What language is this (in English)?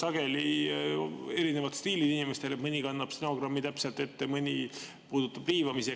Estonian